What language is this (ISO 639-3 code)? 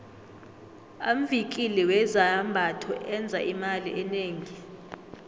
nbl